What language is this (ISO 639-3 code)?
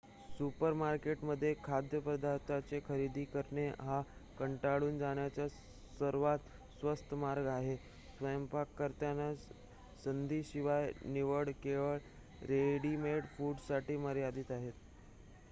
mar